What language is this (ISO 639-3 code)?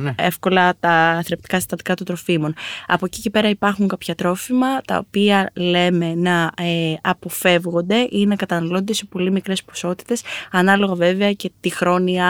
ell